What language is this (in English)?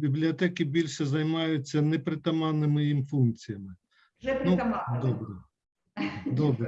Ukrainian